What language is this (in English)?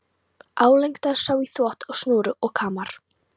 Icelandic